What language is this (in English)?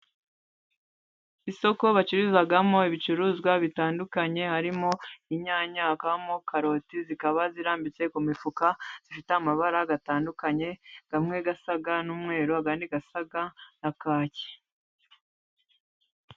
Kinyarwanda